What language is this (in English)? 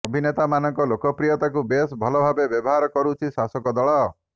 Odia